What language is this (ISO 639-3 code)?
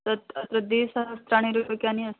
san